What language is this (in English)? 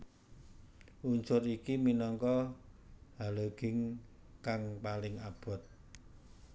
Javanese